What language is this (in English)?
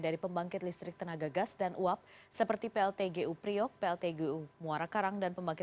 Indonesian